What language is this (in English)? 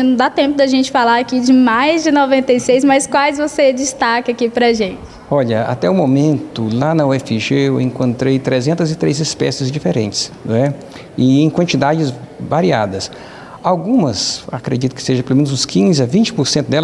Portuguese